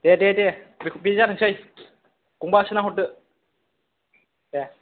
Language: Bodo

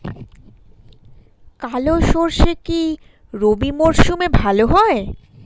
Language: Bangla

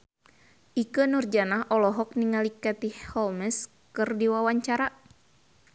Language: Sundanese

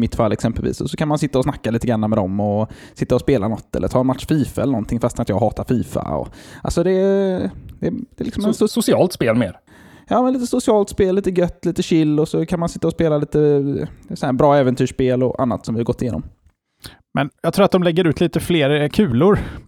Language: Swedish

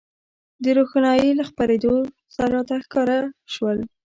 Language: Pashto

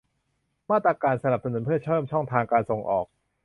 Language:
Thai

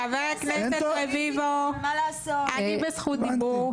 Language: Hebrew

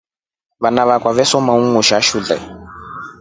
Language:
Rombo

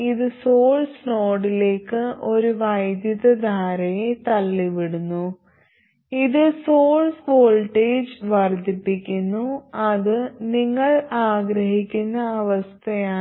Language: Malayalam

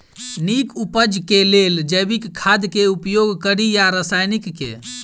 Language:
Maithili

